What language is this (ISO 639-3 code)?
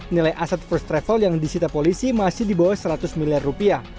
ind